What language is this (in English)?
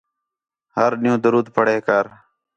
Khetrani